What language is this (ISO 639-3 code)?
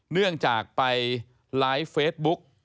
tha